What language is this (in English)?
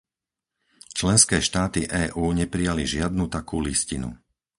Slovak